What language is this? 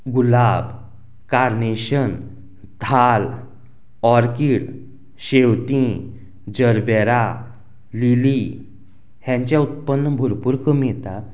Konkani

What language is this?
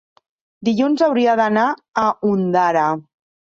Catalan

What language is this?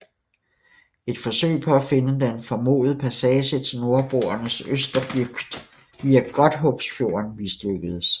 Danish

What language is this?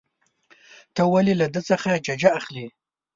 Pashto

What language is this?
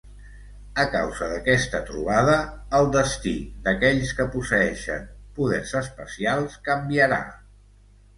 Catalan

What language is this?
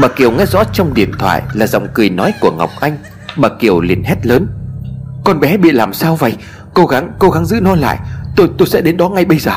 Vietnamese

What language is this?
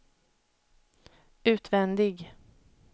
Swedish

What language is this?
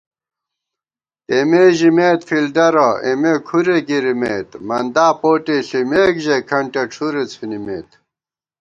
Gawar-Bati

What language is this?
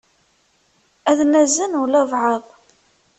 Kabyle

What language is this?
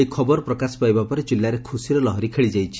Odia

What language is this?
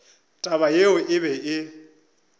Northern Sotho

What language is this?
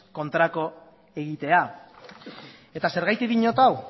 Basque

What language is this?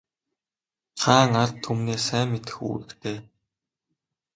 Mongolian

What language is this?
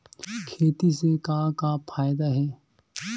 Chhattisgarhi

